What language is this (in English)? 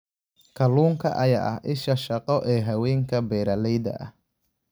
Somali